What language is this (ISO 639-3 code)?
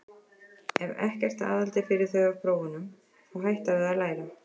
isl